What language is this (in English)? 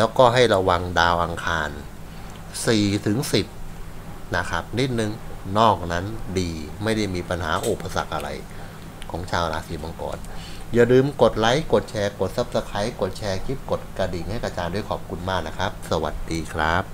Thai